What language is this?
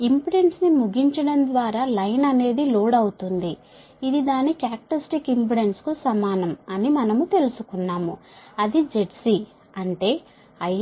Telugu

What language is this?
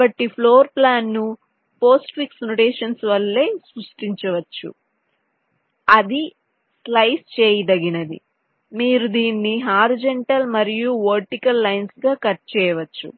Telugu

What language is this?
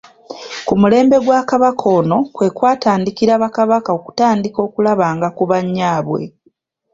Ganda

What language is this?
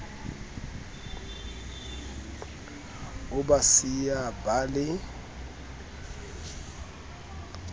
Southern Sotho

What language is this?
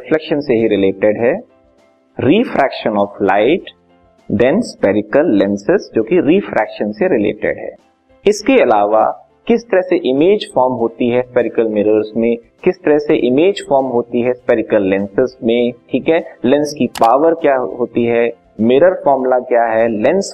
Hindi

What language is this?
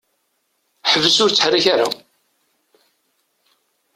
Kabyle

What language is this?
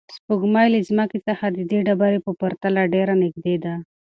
Pashto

